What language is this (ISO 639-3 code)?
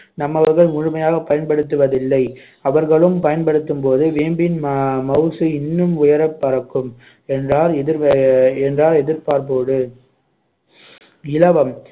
tam